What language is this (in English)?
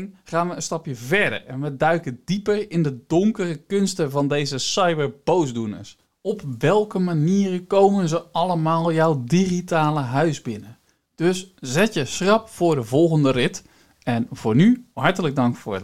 Dutch